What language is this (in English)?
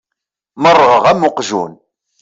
Kabyle